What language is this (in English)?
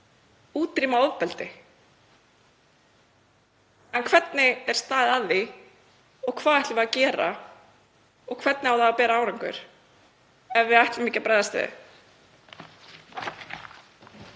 Icelandic